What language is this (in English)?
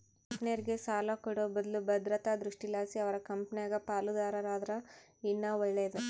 Kannada